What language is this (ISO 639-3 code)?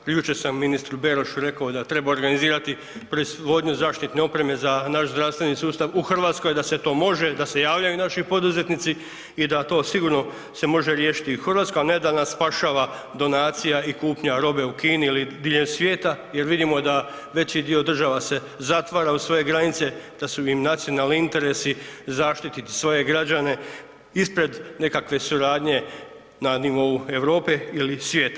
hrv